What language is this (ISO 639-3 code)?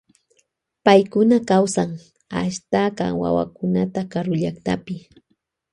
qvj